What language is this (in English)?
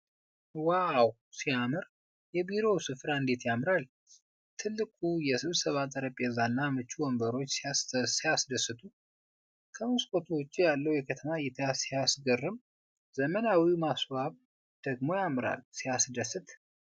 Amharic